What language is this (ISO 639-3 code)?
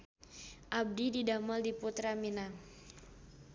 sun